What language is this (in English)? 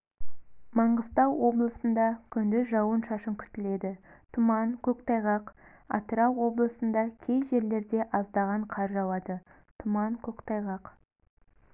Kazakh